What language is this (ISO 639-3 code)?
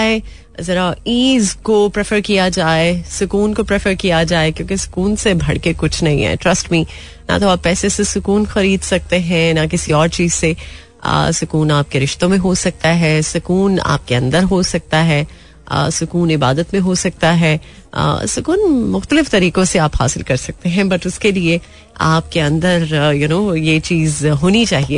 hin